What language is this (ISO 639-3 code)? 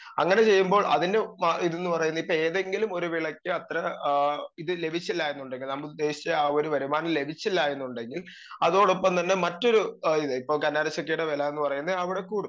mal